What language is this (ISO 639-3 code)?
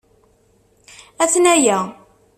kab